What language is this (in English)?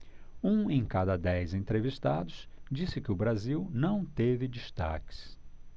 Portuguese